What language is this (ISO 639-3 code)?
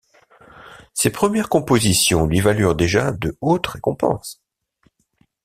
fra